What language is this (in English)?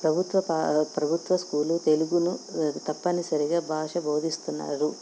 Telugu